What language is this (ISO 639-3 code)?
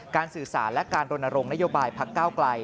tha